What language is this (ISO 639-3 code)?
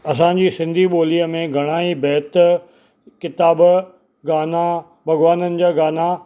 snd